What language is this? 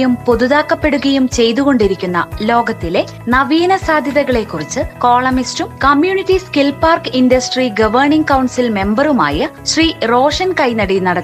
Malayalam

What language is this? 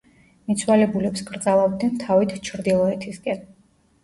Georgian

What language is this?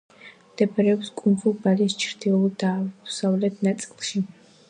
Georgian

